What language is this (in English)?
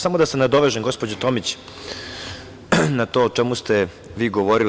Serbian